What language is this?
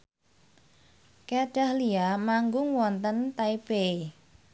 Javanese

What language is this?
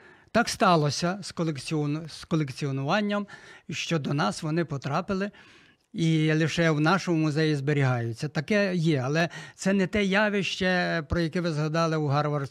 Ukrainian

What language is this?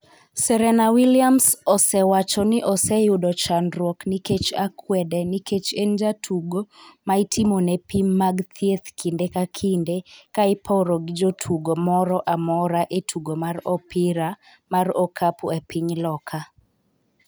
Luo (Kenya and Tanzania)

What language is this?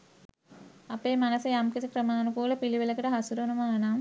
Sinhala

